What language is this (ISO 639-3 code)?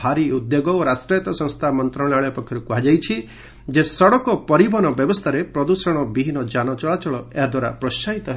ori